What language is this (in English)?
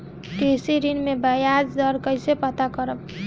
Bhojpuri